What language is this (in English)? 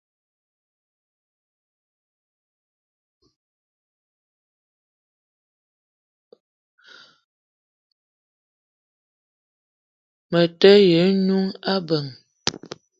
Eton (Cameroon)